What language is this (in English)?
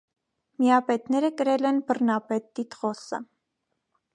Armenian